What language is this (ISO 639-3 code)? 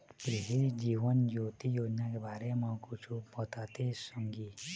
hne